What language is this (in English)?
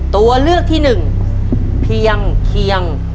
Thai